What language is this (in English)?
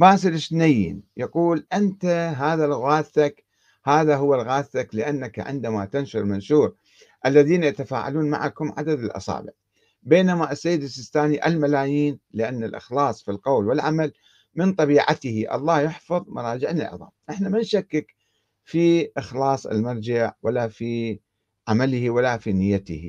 Arabic